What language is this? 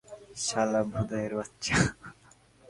Bangla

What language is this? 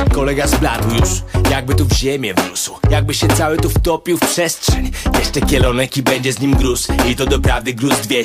Polish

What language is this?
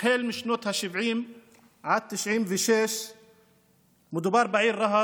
Hebrew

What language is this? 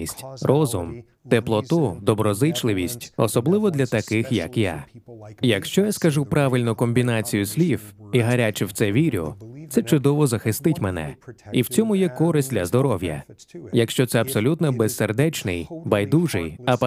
Ukrainian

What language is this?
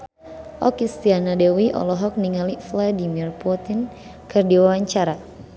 Sundanese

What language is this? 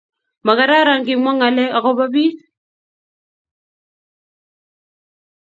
Kalenjin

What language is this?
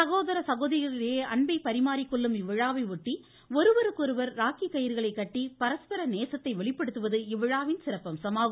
Tamil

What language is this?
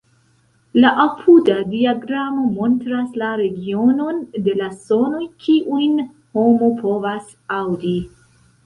Esperanto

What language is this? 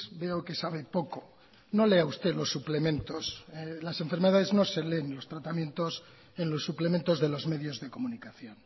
Spanish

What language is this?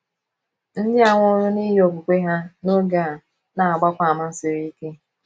Igbo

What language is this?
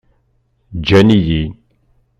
Kabyle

